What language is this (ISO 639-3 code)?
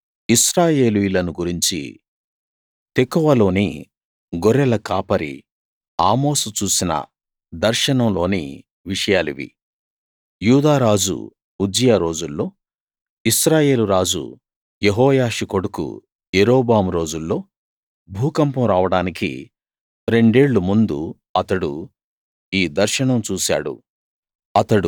tel